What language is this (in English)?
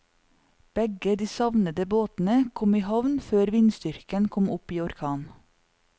Norwegian